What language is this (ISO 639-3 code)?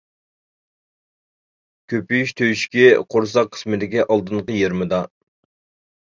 uig